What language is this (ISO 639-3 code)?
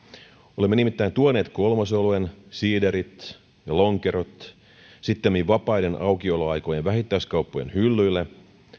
fin